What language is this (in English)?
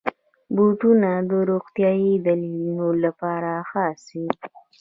Pashto